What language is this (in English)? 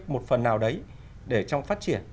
Vietnamese